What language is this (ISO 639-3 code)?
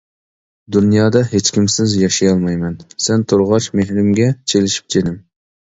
uig